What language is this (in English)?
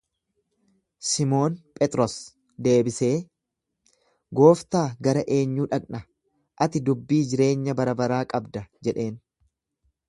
Oromo